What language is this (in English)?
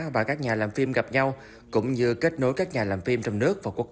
Vietnamese